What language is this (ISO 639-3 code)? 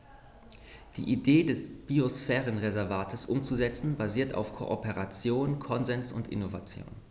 deu